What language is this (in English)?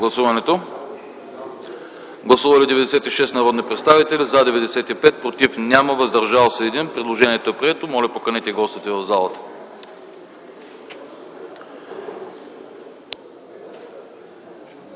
Bulgarian